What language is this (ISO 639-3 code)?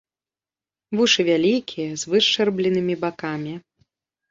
bel